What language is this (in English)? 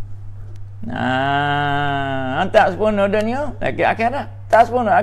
Malay